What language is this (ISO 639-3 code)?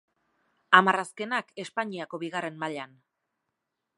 eus